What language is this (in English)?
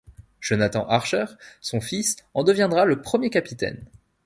French